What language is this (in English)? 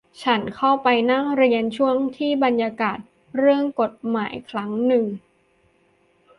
Thai